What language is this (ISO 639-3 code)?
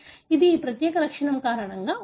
tel